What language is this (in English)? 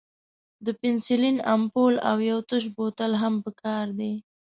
Pashto